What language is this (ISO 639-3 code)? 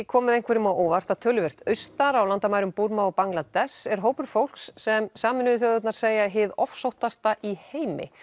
isl